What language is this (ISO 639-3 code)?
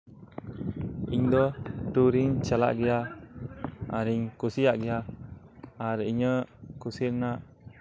sat